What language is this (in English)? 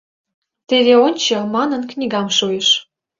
Mari